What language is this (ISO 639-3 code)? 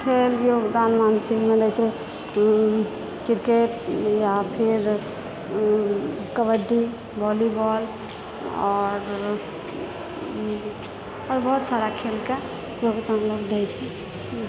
mai